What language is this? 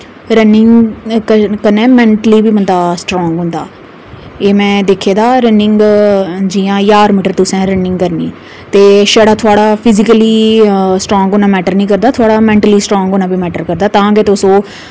Dogri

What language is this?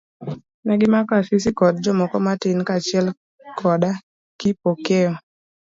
Luo (Kenya and Tanzania)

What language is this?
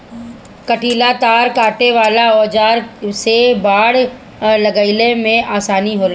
Bhojpuri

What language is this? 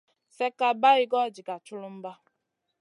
Masana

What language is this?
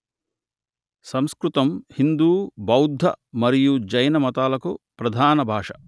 Telugu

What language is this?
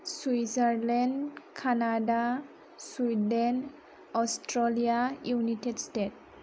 Bodo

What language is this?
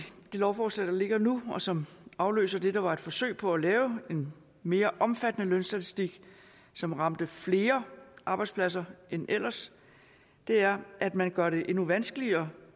Danish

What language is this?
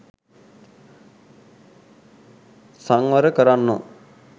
Sinhala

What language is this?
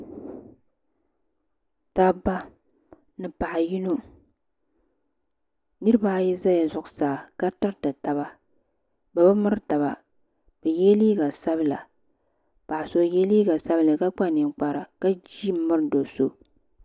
Dagbani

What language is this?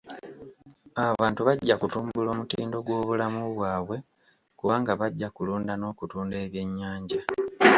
Ganda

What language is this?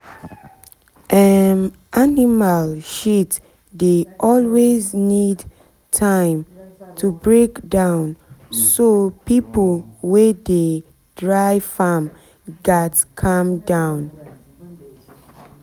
Nigerian Pidgin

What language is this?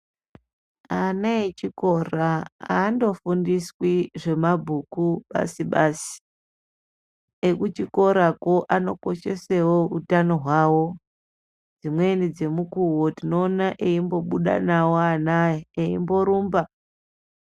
Ndau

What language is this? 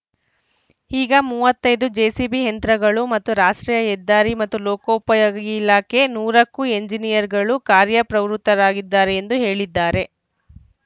Kannada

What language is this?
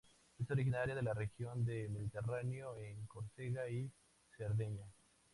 Spanish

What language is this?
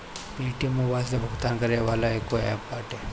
Bhojpuri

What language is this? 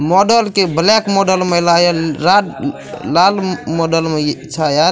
Maithili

